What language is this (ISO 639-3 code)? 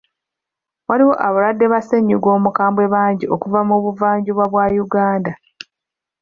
lug